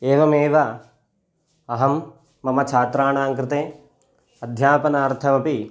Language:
Sanskrit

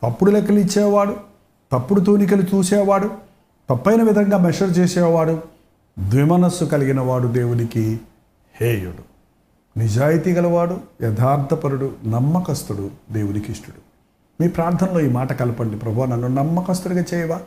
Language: Telugu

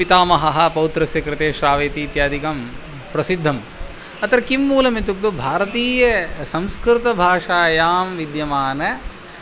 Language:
Sanskrit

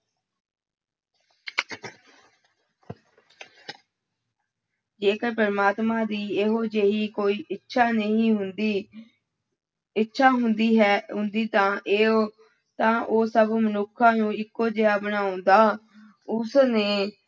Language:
Punjabi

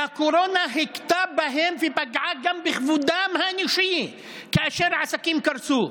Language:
Hebrew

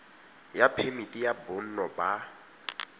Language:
Tswana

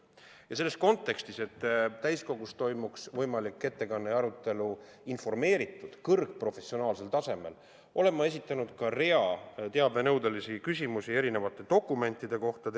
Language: Estonian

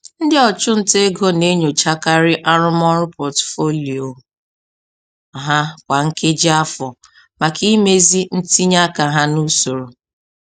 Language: Igbo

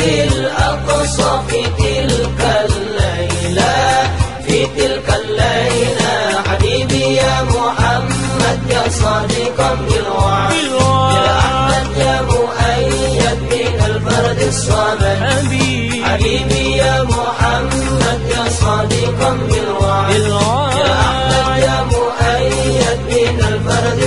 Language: Arabic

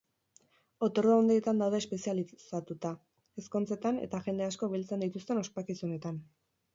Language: Basque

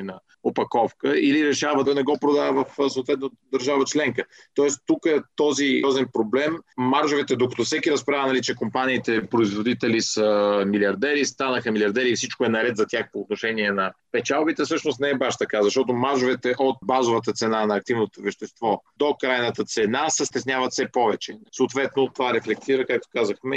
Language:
Bulgarian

